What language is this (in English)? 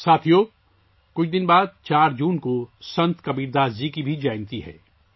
Urdu